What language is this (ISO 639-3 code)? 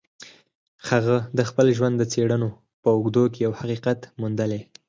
pus